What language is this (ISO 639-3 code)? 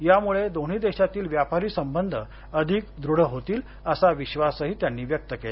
mar